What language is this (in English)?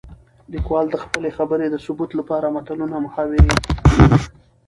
Pashto